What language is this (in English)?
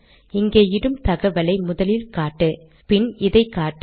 Tamil